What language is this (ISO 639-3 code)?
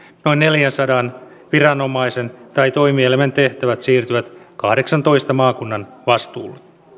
fin